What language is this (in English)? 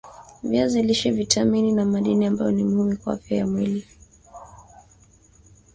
Swahili